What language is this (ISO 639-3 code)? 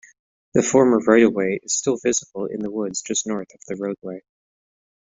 eng